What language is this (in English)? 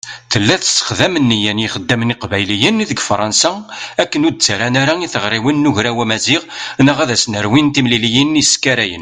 Kabyle